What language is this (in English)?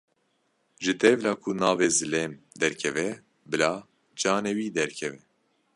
Kurdish